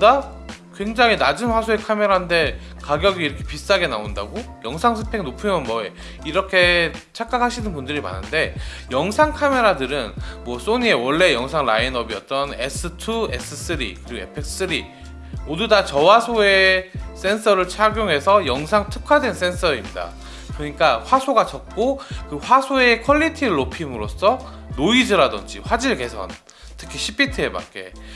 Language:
Korean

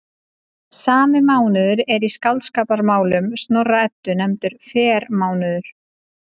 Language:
Icelandic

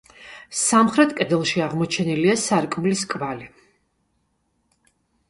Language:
Georgian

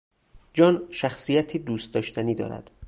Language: Persian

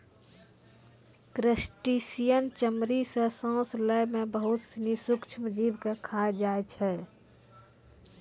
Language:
Maithili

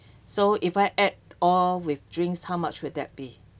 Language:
English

